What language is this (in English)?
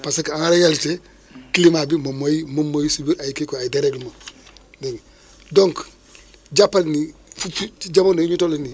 Wolof